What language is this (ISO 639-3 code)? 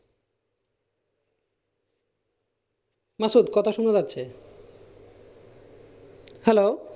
ben